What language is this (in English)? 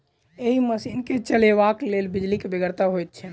Maithili